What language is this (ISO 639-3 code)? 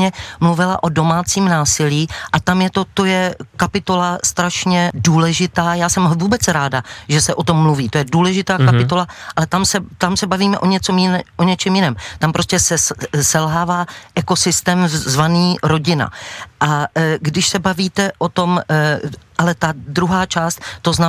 ces